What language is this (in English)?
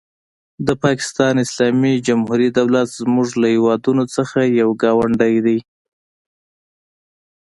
Pashto